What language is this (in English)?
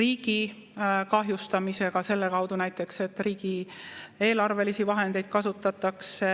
Estonian